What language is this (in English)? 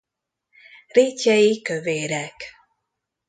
Hungarian